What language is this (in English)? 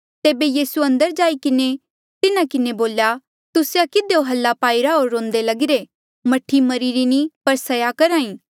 Mandeali